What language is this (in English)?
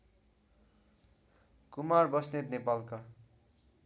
Nepali